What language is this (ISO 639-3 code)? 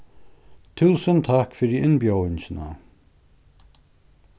fao